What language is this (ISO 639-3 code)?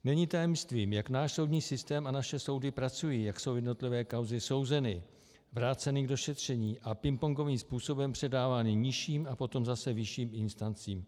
ces